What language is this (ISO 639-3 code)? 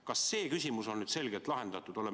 est